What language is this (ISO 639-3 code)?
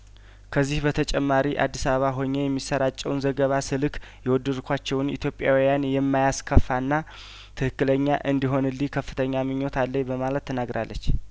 amh